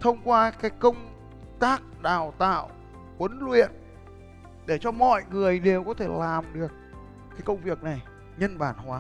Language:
Vietnamese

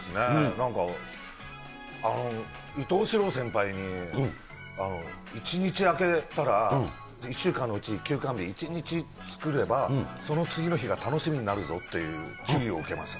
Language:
Japanese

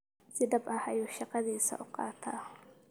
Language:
Somali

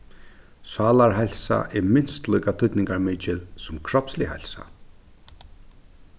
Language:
Faroese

